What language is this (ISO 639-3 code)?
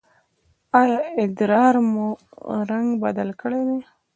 pus